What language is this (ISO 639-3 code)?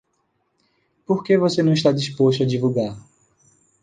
por